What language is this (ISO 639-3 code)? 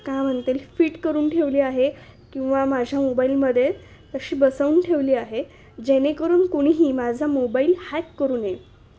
mar